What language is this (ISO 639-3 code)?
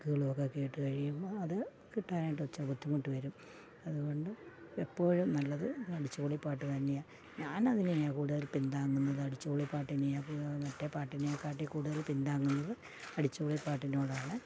mal